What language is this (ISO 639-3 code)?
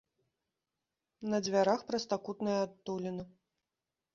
bel